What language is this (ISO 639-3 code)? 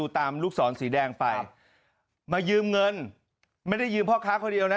tha